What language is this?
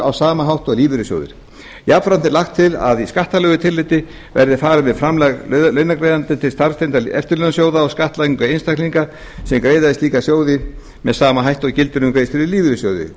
Icelandic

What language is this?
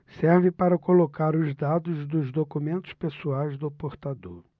Portuguese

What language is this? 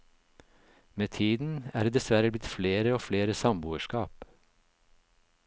Norwegian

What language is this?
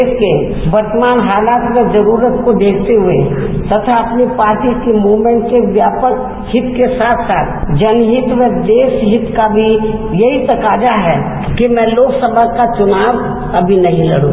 Hindi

